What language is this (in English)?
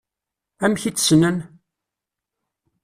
Kabyle